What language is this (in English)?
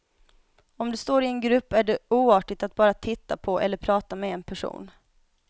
Swedish